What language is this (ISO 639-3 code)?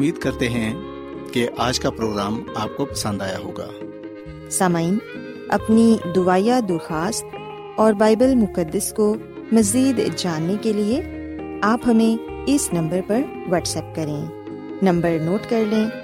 urd